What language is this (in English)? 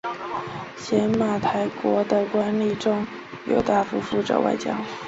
Chinese